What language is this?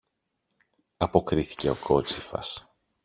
Greek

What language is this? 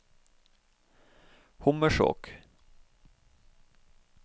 Norwegian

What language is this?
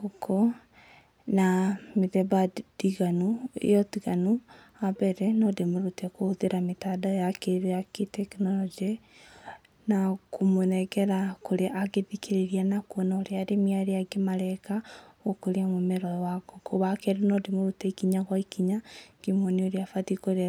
Kikuyu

